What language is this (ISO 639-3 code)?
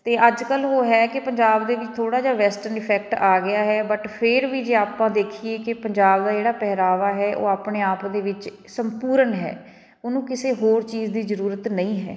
pan